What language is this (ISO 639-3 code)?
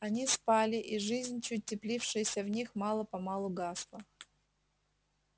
rus